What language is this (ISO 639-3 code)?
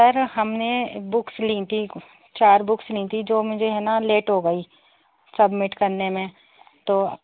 urd